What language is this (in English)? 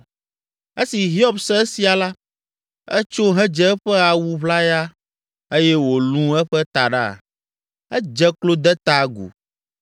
Ewe